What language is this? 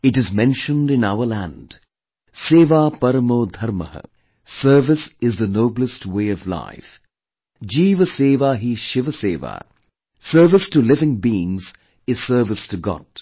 English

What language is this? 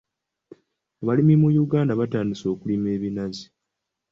Ganda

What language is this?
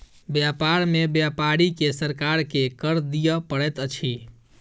Maithili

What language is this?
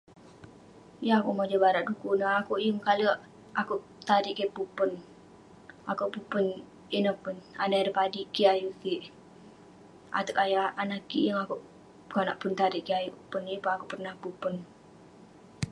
Western Penan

